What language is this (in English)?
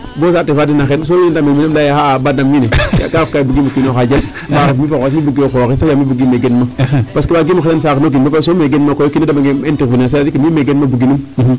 Serer